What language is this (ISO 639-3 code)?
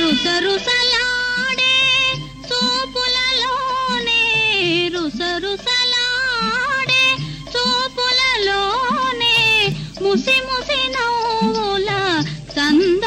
tel